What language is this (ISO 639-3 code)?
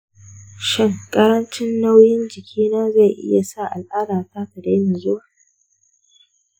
hau